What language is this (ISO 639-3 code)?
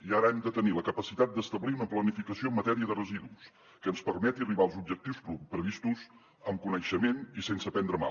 cat